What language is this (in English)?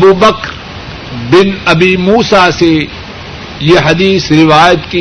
Urdu